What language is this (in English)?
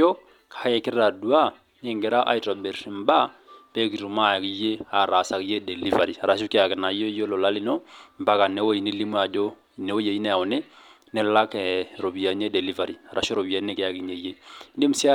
Masai